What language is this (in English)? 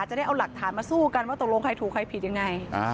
Thai